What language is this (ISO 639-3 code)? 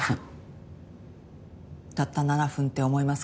jpn